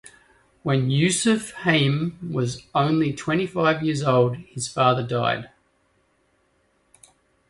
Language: English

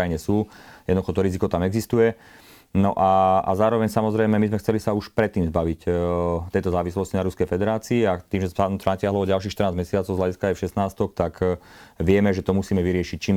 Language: Slovak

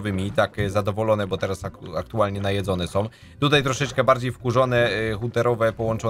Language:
Polish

